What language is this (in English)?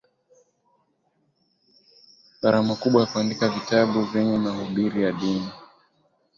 Swahili